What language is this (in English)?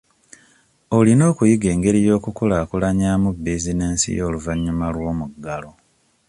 Ganda